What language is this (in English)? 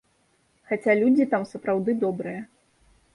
Belarusian